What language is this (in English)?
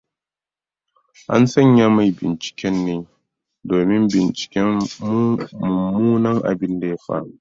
Hausa